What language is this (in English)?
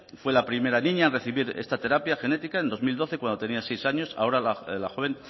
Spanish